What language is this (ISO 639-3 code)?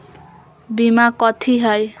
mag